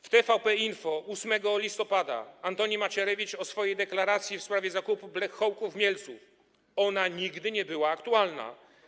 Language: Polish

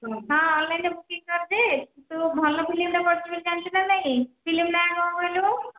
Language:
Odia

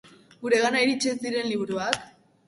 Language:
Basque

